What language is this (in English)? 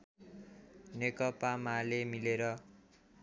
Nepali